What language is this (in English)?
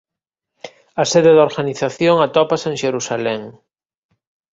Galician